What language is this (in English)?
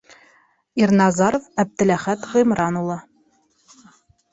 Bashkir